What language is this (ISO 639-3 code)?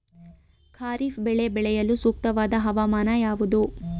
kan